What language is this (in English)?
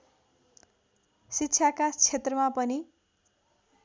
Nepali